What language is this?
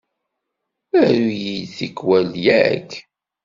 Kabyle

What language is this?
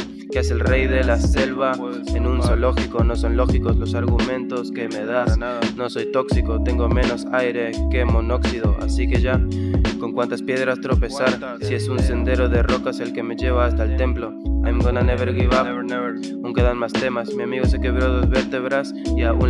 Spanish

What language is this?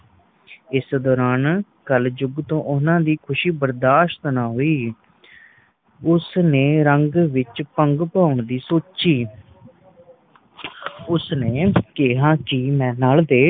Punjabi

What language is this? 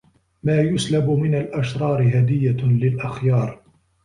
Arabic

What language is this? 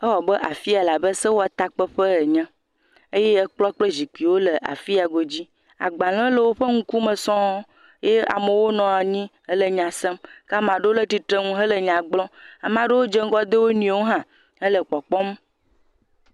Ewe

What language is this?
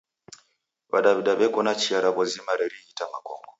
Taita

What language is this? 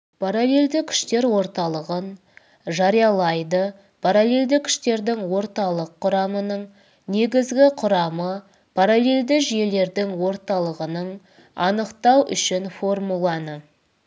Kazakh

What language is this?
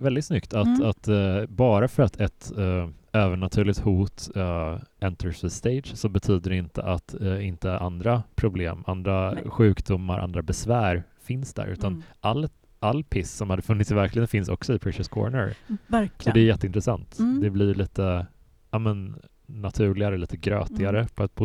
Swedish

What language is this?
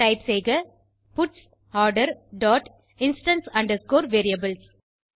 Tamil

